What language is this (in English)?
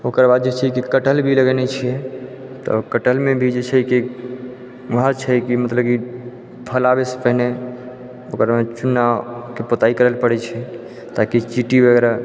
Maithili